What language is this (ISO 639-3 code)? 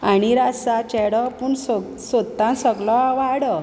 kok